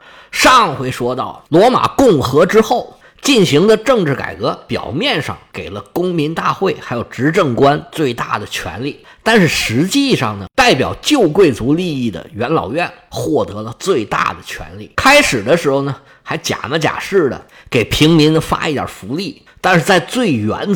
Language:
Chinese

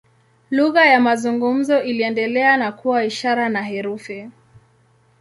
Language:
Swahili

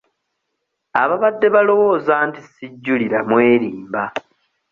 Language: Ganda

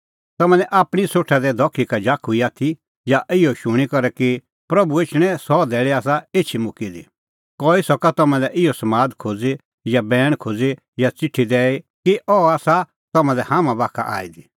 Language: Kullu Pahari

